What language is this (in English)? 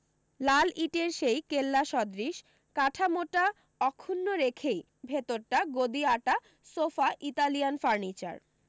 Bangla